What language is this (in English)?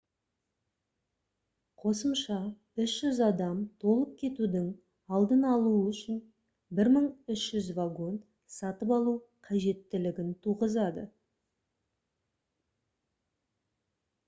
Kazakh